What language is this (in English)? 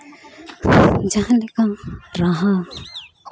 Santali